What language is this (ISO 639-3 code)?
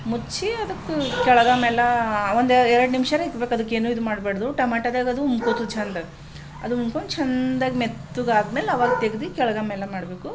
kan